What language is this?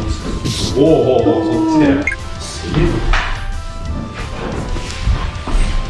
Japanese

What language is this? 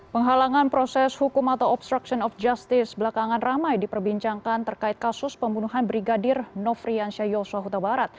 Indonesian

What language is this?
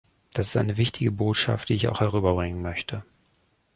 German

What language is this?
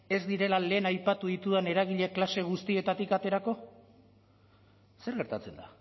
Basque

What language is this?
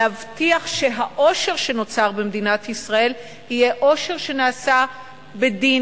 Hebrew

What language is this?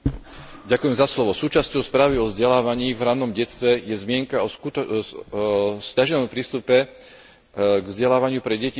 Slovak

